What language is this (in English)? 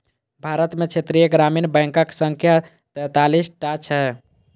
Maithili